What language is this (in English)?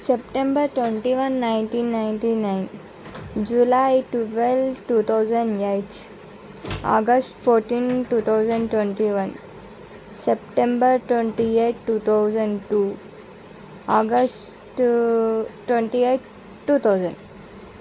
Telugu